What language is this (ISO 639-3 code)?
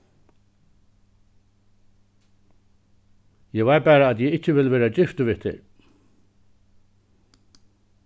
fao